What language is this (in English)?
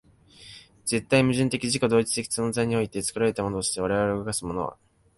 Japanese